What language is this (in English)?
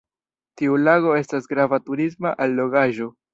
Esperanto